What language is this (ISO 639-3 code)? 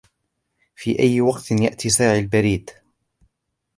ara